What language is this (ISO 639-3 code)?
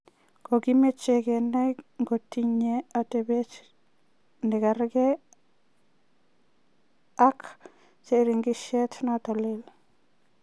kln